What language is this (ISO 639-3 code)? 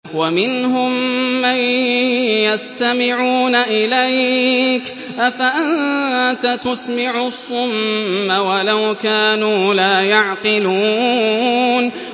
ara